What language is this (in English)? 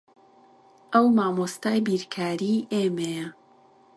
Central Kurdish